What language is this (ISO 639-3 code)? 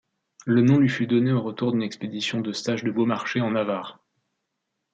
fra